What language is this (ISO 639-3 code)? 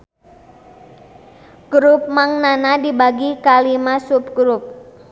sun